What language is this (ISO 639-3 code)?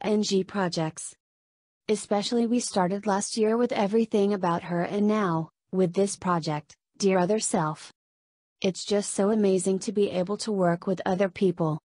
eng